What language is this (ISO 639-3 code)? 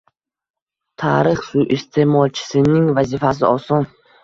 uzb